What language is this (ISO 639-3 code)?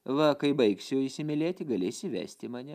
lit